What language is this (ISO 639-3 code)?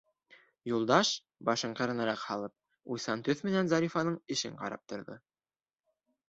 bak